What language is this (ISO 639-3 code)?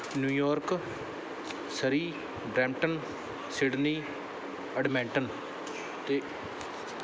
pan